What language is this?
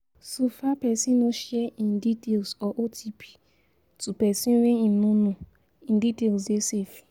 Nigerian Pidgin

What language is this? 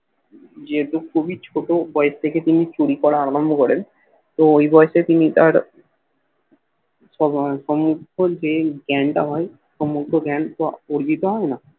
Bangla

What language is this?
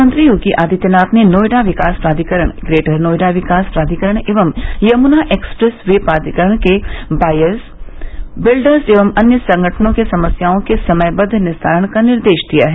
Hindi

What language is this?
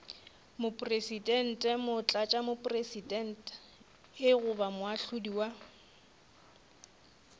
Northern Sotho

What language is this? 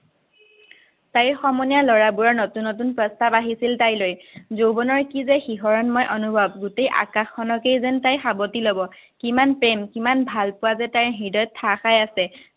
Assamese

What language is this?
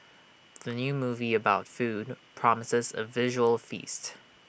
English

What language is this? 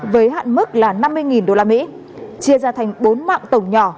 Vietnamese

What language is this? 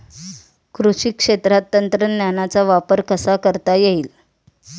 Marathi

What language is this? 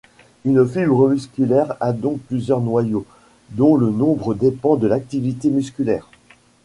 French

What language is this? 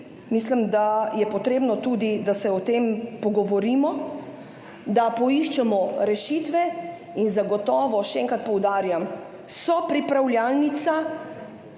Slovenian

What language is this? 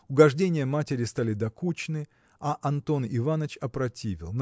Russian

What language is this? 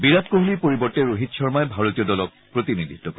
Assamese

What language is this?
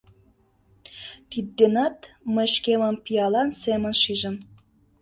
Mari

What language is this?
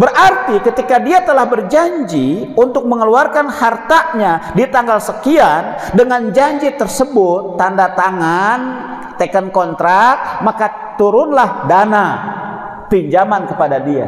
Indonesian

